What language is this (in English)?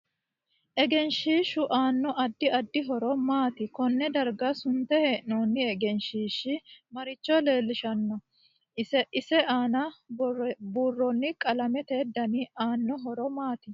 Sidamo